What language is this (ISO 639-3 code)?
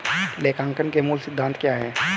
hin